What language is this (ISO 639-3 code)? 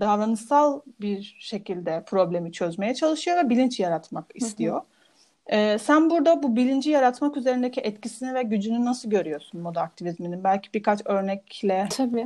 tur